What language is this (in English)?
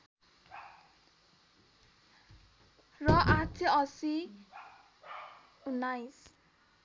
Nepali